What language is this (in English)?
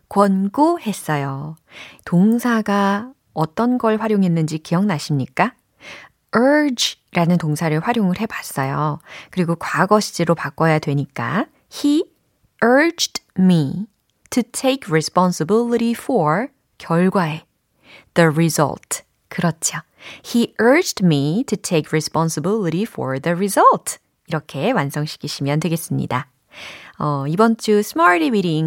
Korean